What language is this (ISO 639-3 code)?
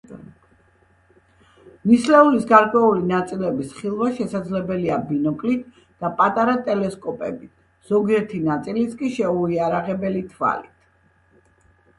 kat